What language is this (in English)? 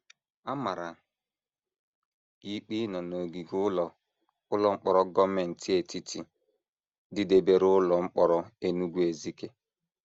Igbo